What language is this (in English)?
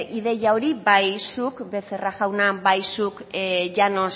Basque